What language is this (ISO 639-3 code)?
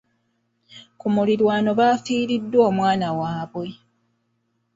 lug